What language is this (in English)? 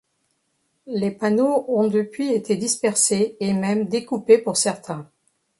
French